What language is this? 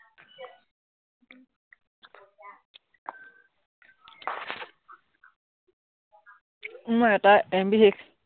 Assamese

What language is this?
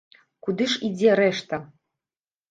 Belarusian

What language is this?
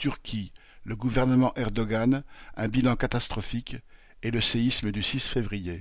French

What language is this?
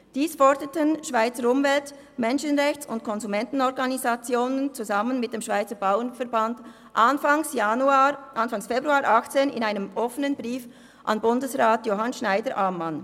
Swiss German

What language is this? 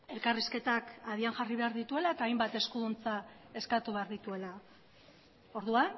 Basque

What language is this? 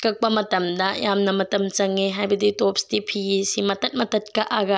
Manipuri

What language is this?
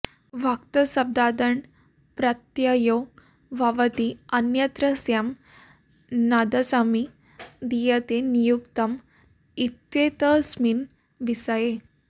Sanskrit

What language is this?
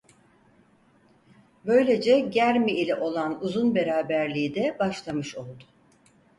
Turkish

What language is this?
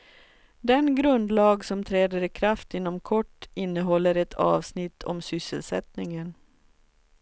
Swedish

